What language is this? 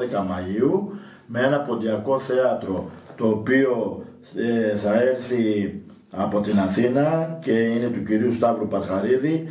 Greek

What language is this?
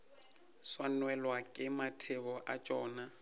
Northern Sotho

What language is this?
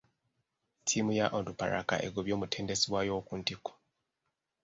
Ganda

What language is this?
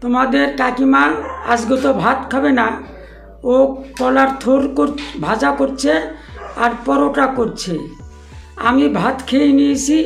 Indonesian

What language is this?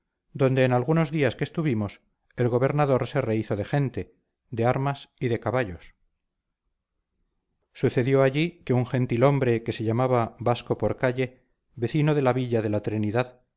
Spanish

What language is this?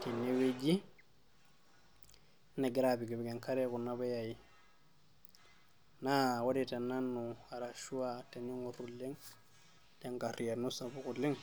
Masai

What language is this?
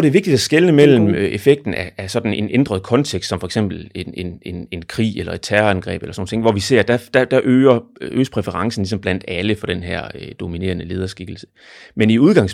Danish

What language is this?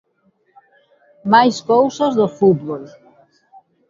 Galician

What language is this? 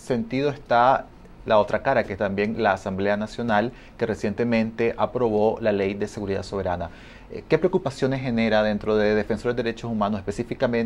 Spanish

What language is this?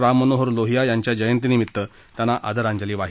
Marathi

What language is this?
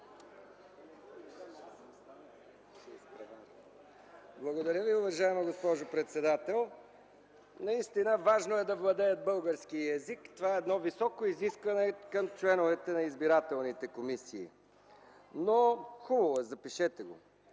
Bulgarian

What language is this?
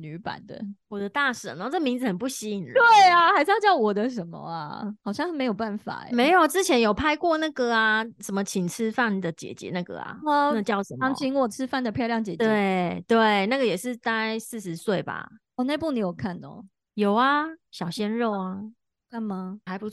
Chinese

